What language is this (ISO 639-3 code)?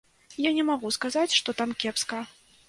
bel